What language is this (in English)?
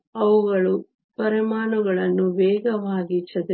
Kannada